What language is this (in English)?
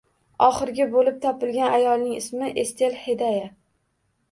Uzbek